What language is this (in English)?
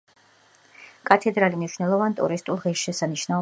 Georgian